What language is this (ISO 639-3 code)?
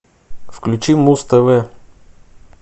rus